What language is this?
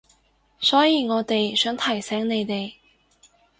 Cantonese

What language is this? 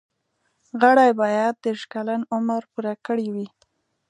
Pashto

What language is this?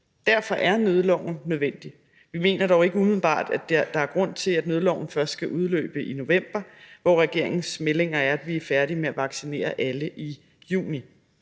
Danish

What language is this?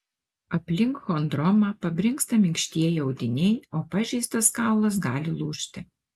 Lithuanian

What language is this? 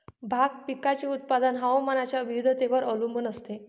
Marathi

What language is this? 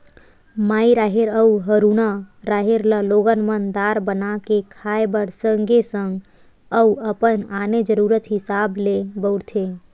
Chhattisgarhi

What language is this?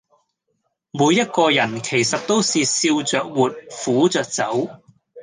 Cantonese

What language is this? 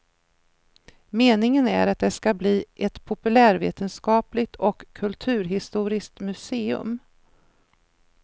Swedish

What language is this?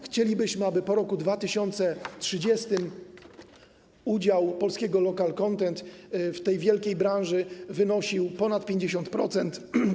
Polish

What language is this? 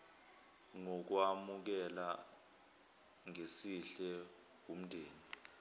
Zulu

